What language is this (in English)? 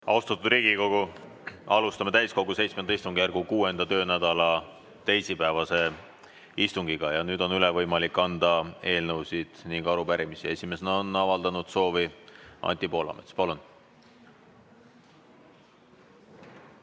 Estonian